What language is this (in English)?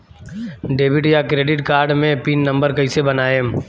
Bhojpuri